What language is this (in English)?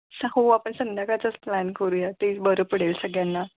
Marathi